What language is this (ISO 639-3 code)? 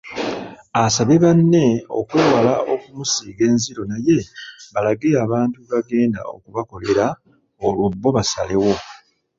lug